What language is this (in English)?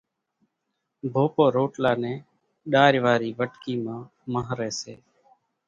Kachi Koli